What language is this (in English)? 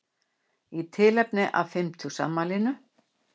Icelandic